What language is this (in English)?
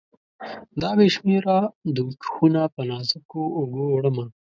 Pashto